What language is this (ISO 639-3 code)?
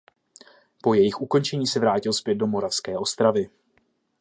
ces